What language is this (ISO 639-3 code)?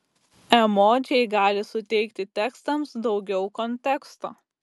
lit